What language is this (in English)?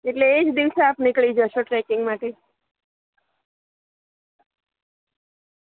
Gujarati